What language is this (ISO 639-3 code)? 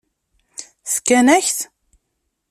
kab